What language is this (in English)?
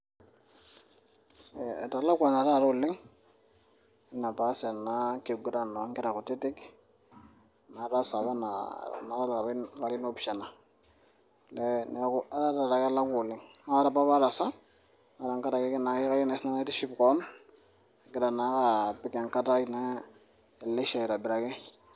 Masai